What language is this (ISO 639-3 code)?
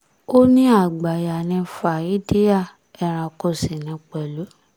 yor